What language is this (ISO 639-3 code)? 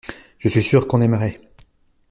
fra